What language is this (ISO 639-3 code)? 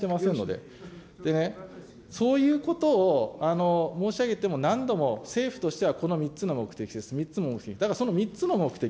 jpn